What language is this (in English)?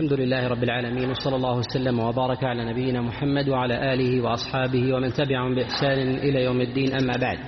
Arabic